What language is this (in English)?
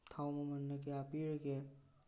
Manipuri